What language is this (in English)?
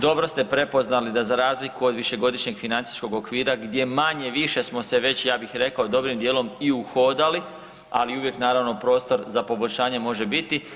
Croatian